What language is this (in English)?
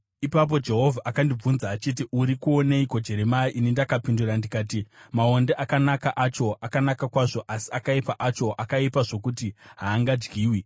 Shona